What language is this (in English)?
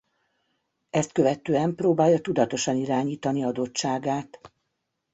Hungarian